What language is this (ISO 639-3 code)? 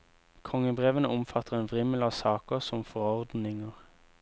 nor